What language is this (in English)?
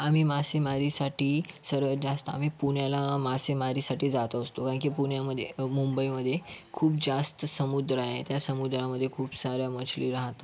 Marathi